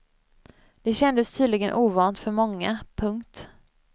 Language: Swedish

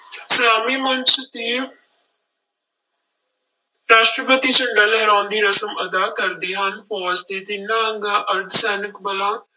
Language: Punjabi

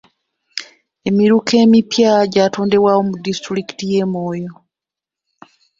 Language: Ganda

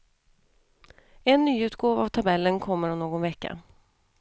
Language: Swedish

